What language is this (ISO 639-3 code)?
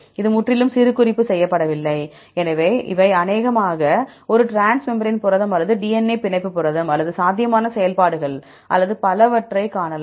tam